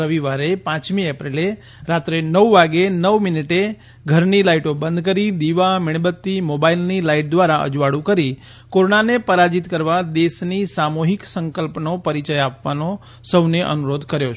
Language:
Gujarati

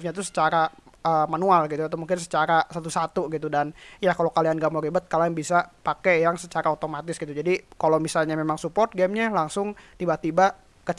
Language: Indonesian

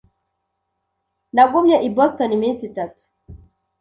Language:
Kinyarwanda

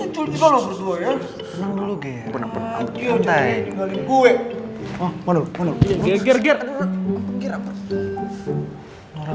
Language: Indonesian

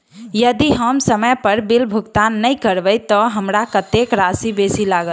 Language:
Maithili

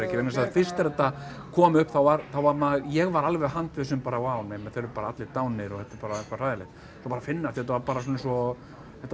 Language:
Icelandic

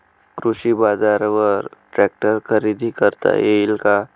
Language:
Marathi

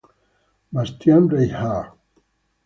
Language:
Italian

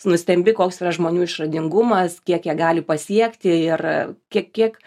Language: Lithuanian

